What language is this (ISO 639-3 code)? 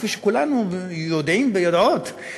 heb